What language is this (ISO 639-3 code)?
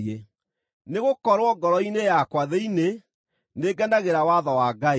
kik